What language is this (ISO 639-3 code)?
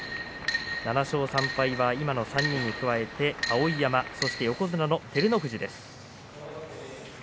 jpn